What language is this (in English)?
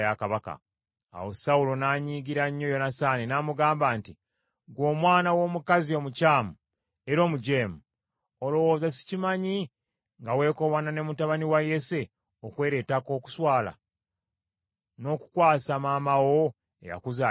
Ganda